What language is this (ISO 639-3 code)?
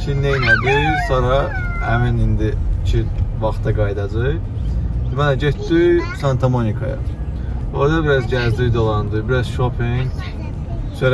tur